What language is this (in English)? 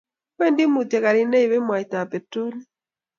Kalenjin